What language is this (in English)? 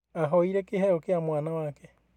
Kikuyu